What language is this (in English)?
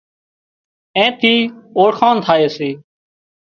Wadiyara Koli